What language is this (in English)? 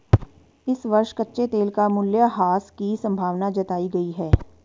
Hindi